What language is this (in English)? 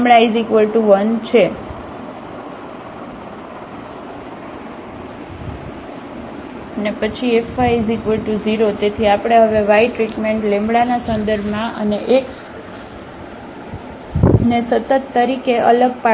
Gujarati